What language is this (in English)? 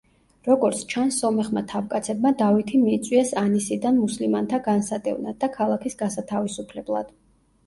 Georgian